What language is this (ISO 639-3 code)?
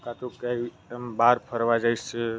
guj